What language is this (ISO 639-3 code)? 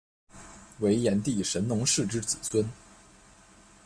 zho